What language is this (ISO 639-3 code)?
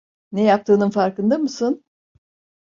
tur